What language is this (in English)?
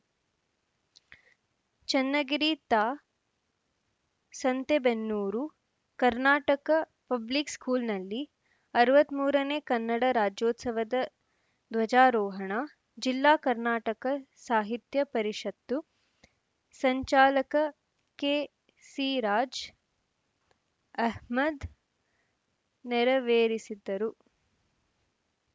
Kannada